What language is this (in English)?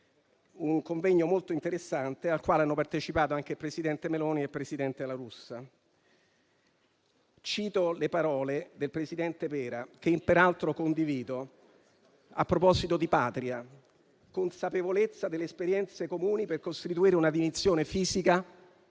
Italian